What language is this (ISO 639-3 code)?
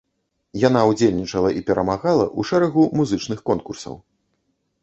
bel